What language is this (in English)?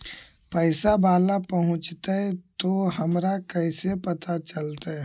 Magahi